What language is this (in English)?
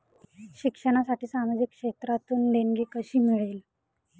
Marathi